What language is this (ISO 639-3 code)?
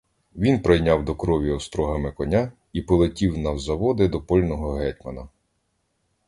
ukr